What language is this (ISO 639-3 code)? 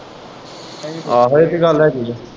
pan